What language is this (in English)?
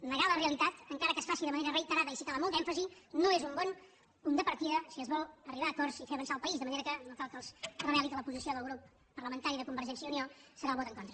Catalan